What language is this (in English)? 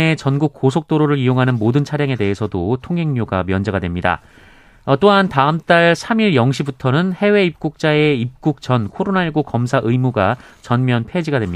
Korean